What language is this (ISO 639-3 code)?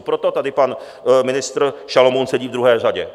ces